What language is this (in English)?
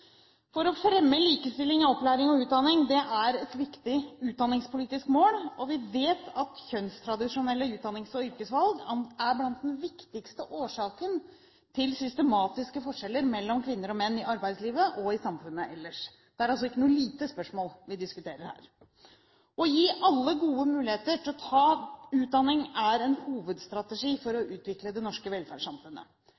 Norwegian Bokmål